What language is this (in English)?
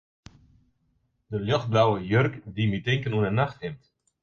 Western Frisian